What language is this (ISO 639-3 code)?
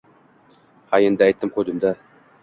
uzb